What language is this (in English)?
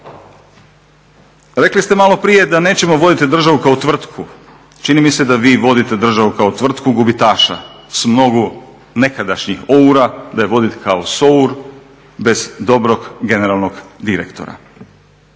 Croatian